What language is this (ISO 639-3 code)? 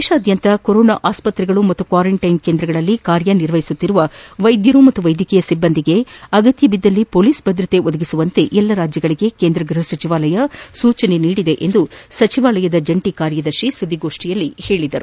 kan